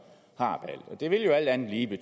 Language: Danish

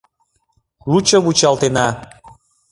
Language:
Mari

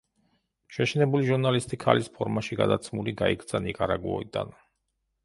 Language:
Georgian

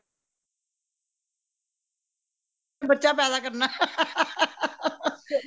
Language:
Punjabi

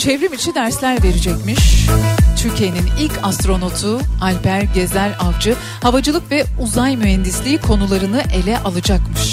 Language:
Turkish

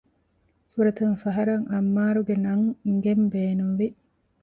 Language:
Divehi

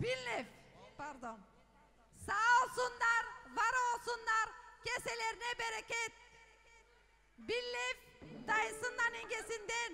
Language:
Turkish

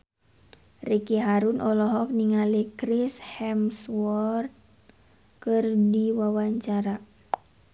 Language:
Sundanese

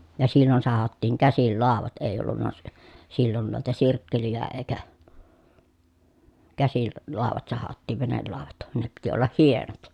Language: Finnish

